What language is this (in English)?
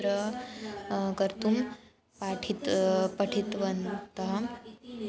Sanskrit